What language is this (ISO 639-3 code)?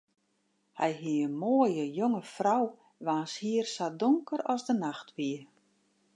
fry